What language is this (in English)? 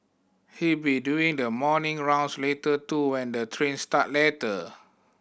English